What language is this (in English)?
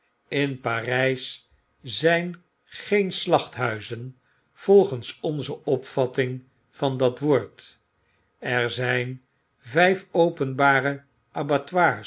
Dutch